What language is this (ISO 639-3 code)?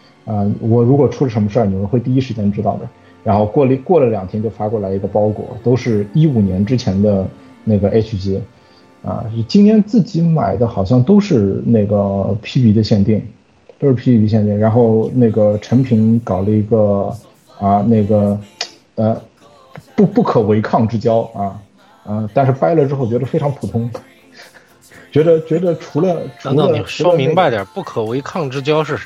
zho